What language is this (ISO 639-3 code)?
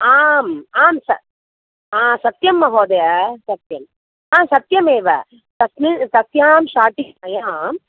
san